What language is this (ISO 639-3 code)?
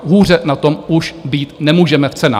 ces